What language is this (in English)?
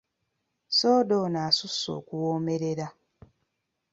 Ganda